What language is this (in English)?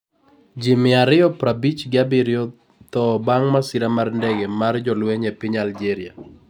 Luo (Kenya and Tanzania)